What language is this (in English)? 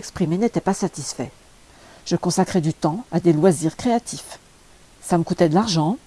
French